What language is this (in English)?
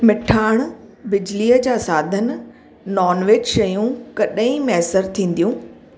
Sindhi